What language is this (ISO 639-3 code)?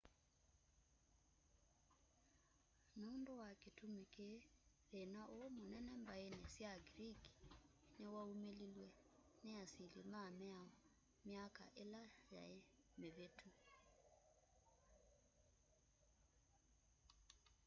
kam